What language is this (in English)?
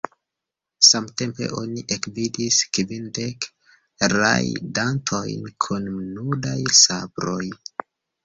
Esperanto